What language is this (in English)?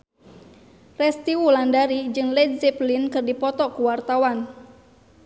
Sundanese